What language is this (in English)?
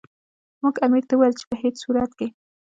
Pashto